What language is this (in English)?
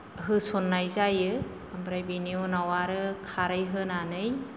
Bodo